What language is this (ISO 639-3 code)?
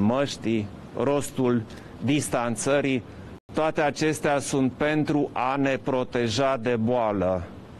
ron